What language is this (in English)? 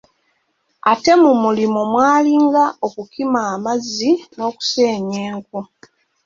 Ganda